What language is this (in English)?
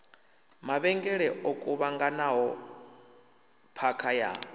Venda